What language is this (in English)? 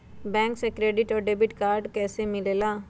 Magahi